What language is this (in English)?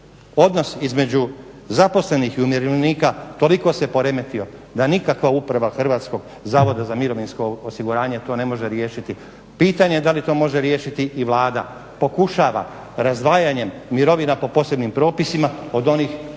Croatian